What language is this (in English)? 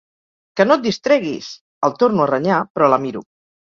Catalan